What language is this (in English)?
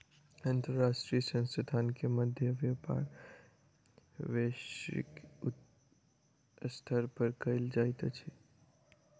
Maithili